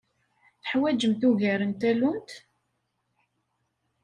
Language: Kabyle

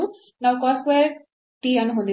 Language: Kannada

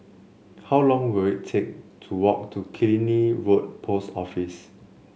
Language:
English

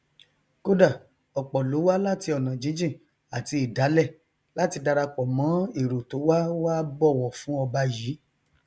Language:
Yoruba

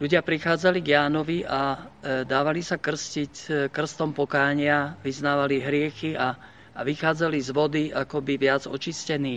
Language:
Slovak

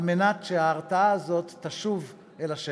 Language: Hebrew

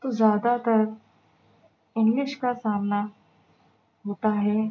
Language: Urdu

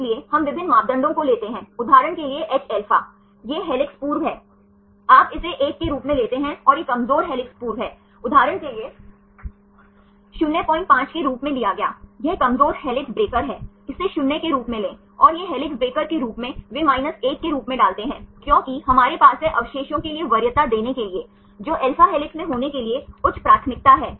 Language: Hindi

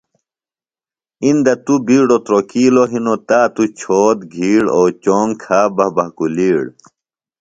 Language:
Phalura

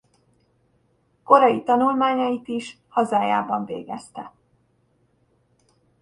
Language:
Hungarian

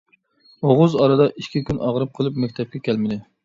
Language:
Uyghur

